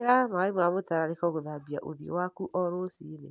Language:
Kikuyu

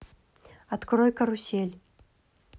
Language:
Russian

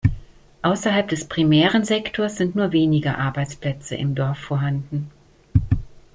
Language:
German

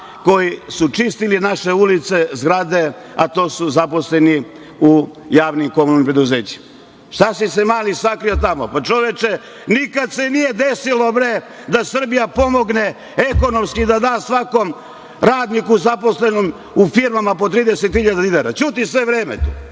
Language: Serbian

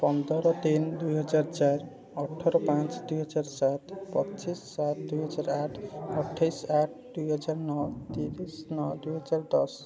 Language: Odia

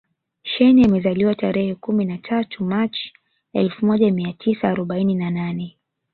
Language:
Swahili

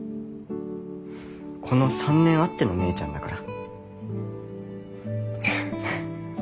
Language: Japanese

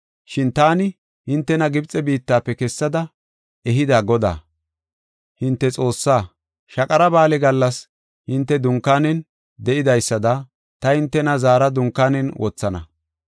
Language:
Gofa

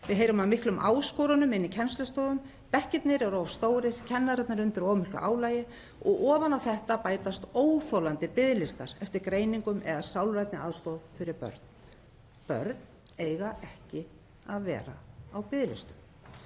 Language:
Icelandic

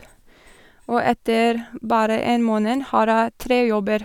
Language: Norwegian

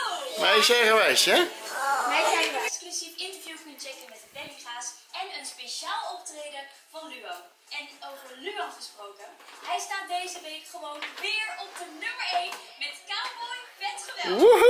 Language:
Dutch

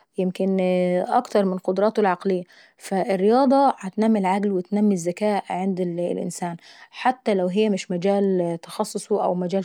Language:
Saidi Arabic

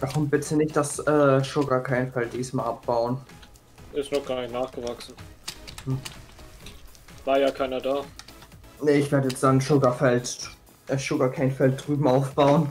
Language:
German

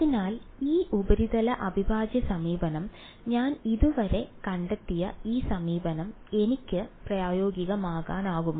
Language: Malayalam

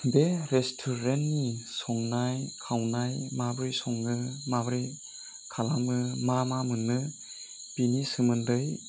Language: Bodo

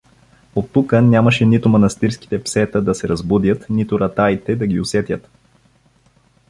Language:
Bulgarian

